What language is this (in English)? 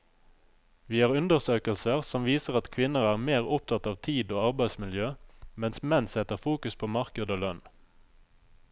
Norwegian